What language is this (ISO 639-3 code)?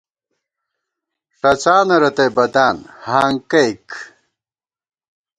gwt